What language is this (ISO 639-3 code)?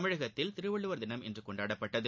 tam